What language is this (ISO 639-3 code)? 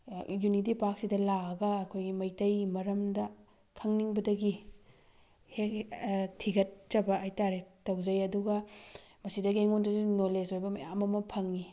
mni